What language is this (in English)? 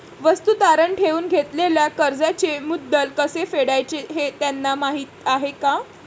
Marathi